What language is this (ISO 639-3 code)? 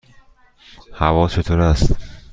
fas